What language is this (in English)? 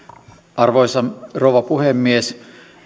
Finnish